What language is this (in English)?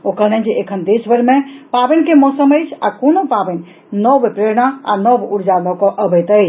Maithili